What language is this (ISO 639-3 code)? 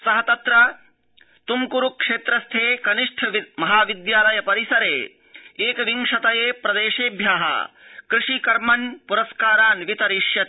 san